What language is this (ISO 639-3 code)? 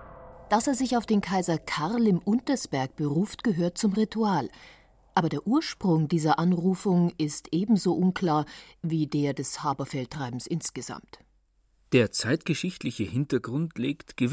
deu